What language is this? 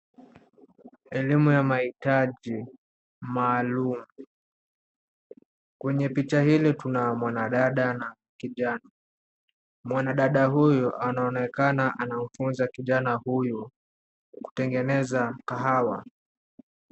Swahili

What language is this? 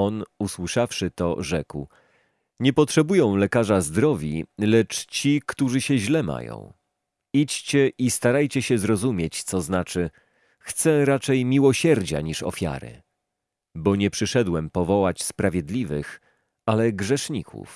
Polish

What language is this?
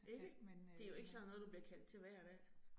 Danish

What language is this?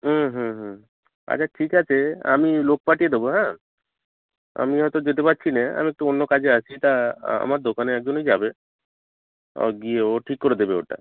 Bangla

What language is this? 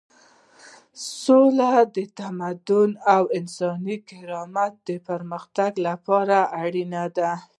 Pashto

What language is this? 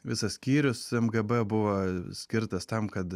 Lithuanian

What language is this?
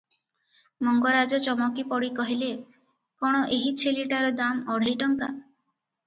Odia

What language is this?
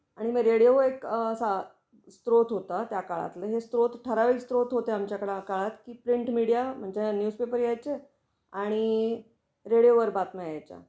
Marathi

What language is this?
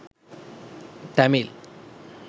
Sinhala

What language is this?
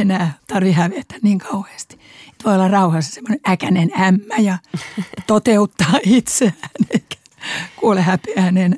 Finnish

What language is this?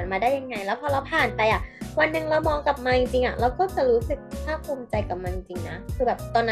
Thai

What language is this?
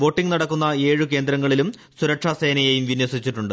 Malayalam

